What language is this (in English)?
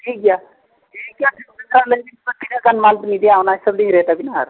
Santali